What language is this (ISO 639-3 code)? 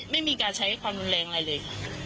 tha